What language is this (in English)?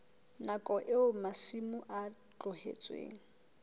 Southern Sotho